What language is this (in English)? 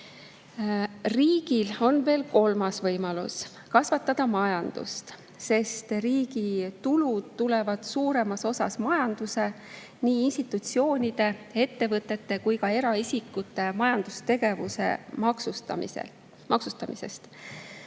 Estonian